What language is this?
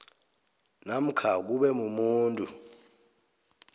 South Ndebele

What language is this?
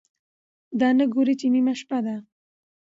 Pashto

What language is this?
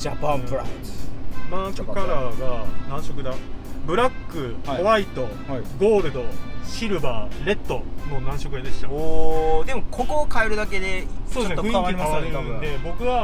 Japanese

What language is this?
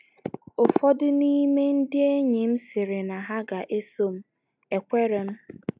Igbo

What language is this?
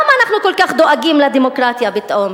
Hebrew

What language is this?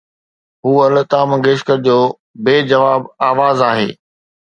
Sindhi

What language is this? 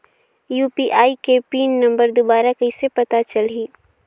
Chhattisgarhi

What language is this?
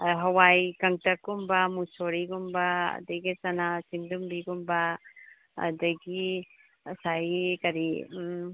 Manipuri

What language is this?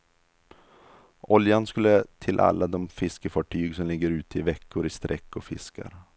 Swedish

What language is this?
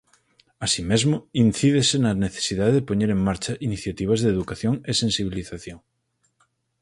Galician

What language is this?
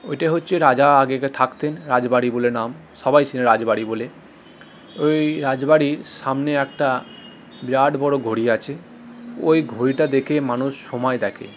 Bangla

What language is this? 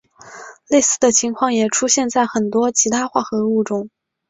Chinese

